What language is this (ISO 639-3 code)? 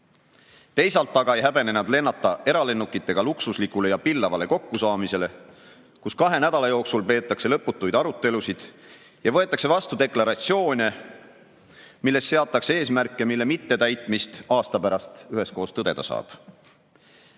est